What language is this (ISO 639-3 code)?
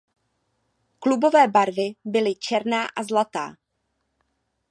ces